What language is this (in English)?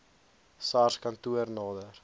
Afrikaans